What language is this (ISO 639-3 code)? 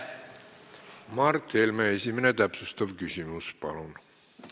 est